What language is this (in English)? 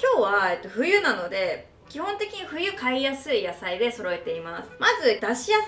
Japanese